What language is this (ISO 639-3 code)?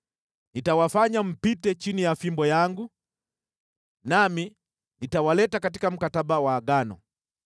swa